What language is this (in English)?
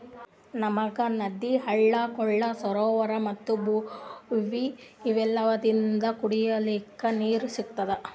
Kannada